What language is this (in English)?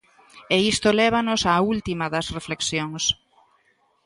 Galician